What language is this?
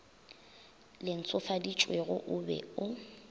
Northern Sotho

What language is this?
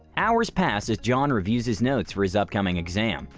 English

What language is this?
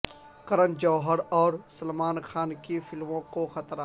Urdu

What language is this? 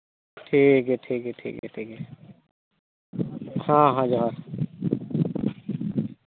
Santali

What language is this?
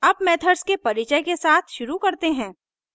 Hindi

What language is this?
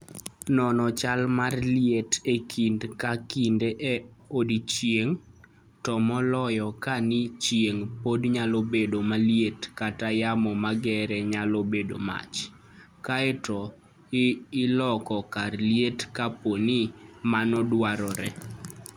Luo (Kenya and Tanzania)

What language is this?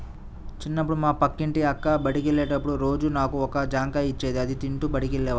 Telugu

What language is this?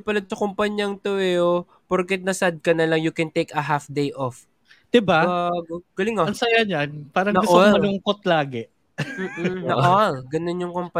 Filipino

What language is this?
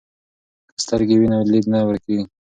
Pashto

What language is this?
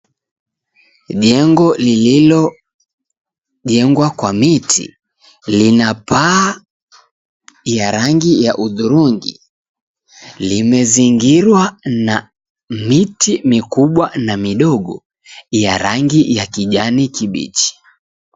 Swahili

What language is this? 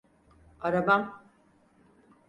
Turkish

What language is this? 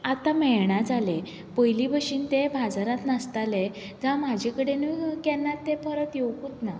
Konkani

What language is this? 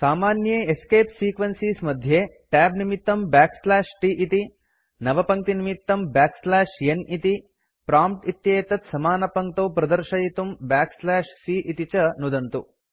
Sanskrit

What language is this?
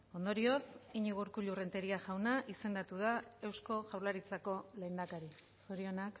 Basque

